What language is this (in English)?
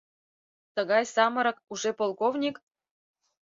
Mari